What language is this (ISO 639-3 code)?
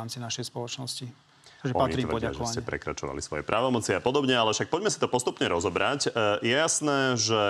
slk